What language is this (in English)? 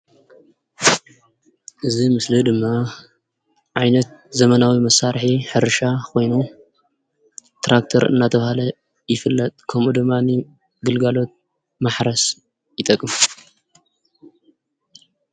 Tigrinya